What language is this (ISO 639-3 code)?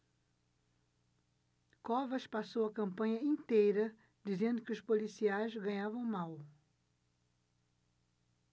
por